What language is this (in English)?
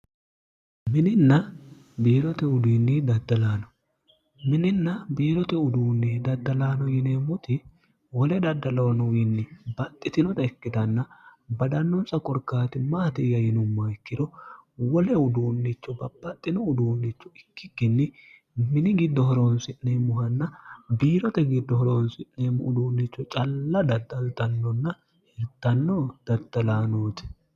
Sidamo